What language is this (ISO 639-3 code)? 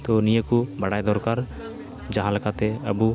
sat